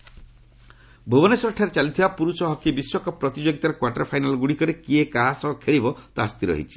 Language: Odia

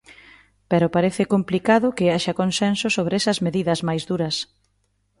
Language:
Galician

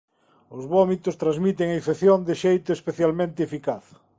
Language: Galician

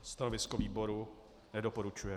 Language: Czech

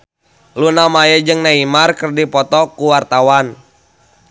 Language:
Sundanese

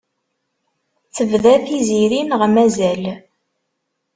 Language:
Kabyle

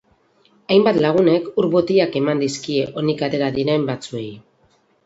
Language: Basque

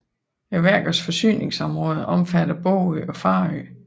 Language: Danish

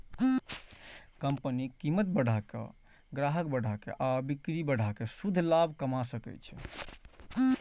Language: Maithili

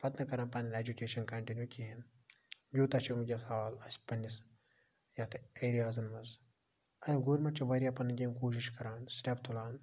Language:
Kashmiri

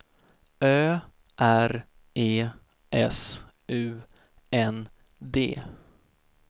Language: Swedish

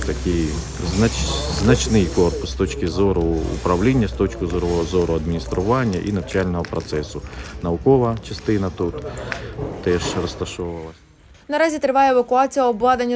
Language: Ukrainian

